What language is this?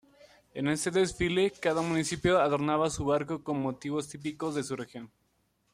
Spanish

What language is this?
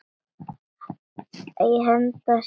Icelandic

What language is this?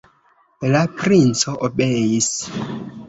Esperanto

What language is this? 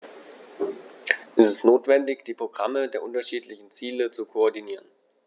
German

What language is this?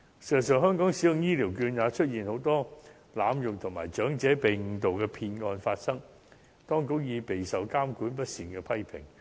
Cantonese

